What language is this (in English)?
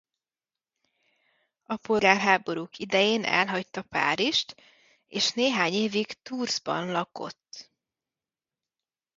Hungarian